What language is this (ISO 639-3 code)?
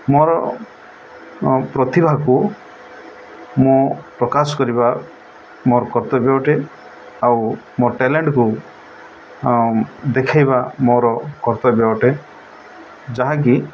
ori